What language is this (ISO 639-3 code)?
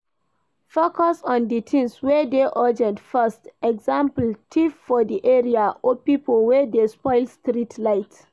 pcm